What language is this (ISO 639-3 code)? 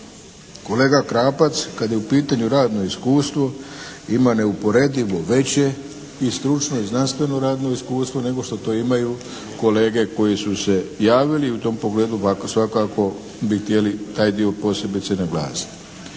hrv